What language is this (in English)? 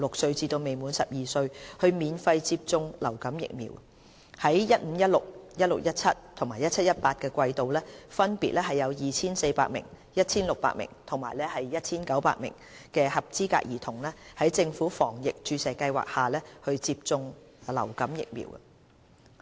Cantonese